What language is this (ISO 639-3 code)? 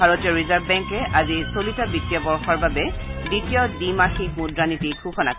asm